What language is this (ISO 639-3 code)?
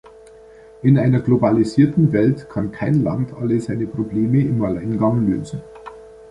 deu